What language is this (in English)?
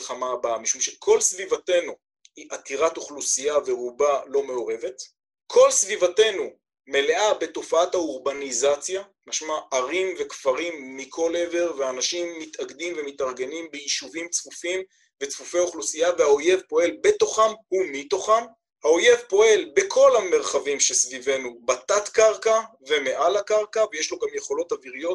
Hebrew